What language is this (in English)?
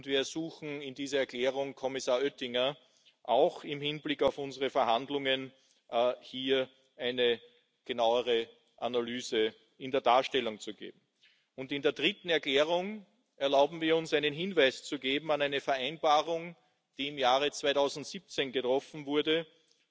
German